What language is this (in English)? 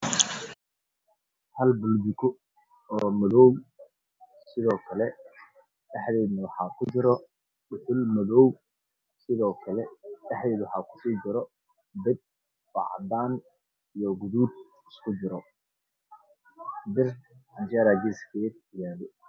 Somali